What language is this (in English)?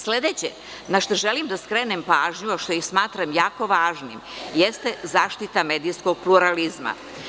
Serbian